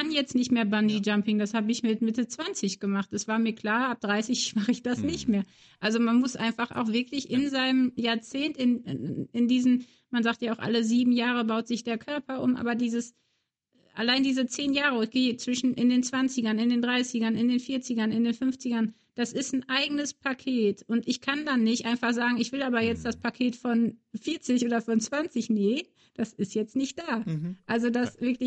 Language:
German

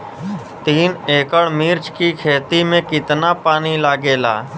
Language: Bhojpuri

